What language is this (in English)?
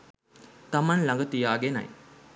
Sinhala